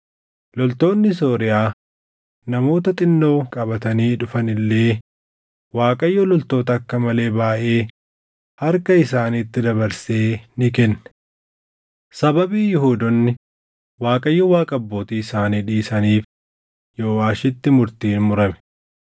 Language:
Oromo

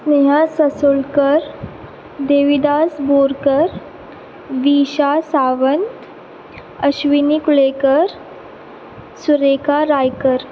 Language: Konkani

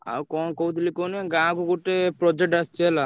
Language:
Odia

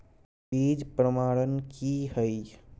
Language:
Maithili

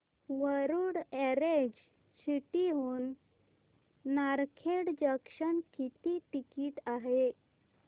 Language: Marathi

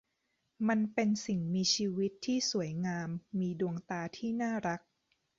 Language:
Thai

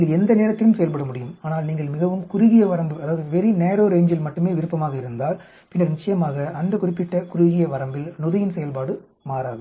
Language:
Tamil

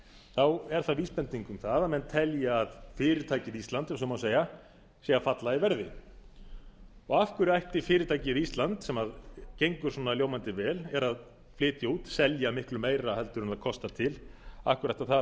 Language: Icelandic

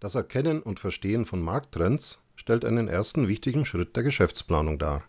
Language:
German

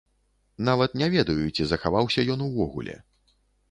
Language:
Belarusian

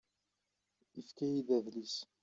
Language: Kabyle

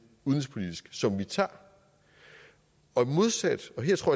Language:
Danish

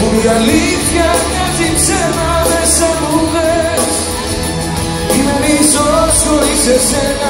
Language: Greek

